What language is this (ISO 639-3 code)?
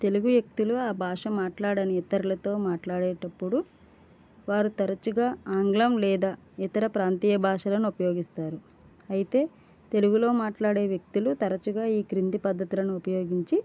tel